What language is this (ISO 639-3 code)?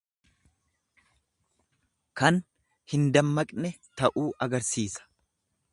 orm